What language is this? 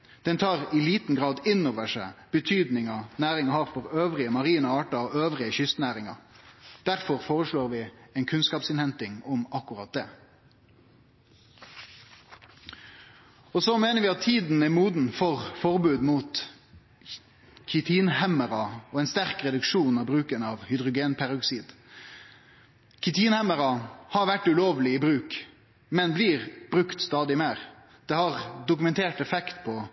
Norwegian Nynorsk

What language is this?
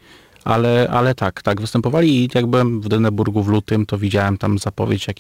Polish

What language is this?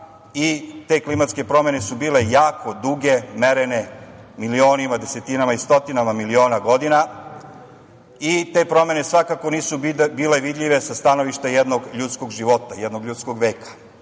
Serbian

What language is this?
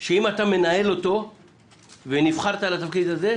Hebrew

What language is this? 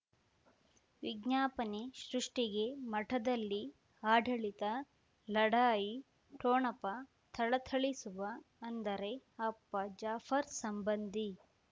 Kannada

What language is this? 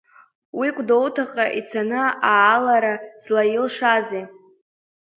Abkhazian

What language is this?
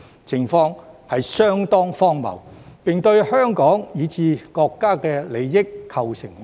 Cantonese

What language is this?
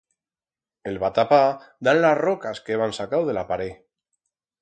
Aragonese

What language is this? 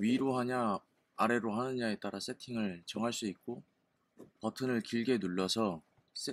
Korean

